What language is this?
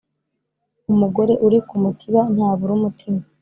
Kinyarwanda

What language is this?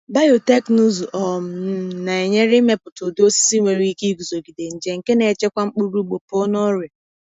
Igbo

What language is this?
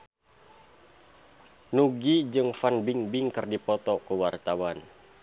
Sundanese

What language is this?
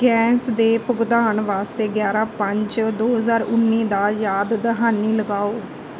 Punjabi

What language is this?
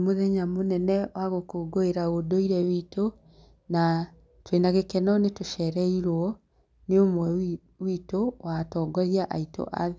Kikuyu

